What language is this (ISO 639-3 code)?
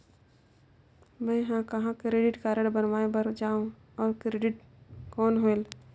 hne